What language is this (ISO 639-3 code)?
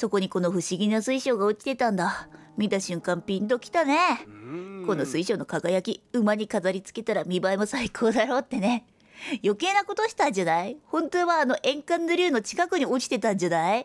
jpn